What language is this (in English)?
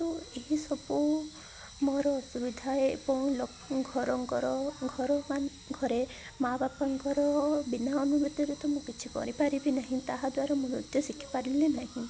Odia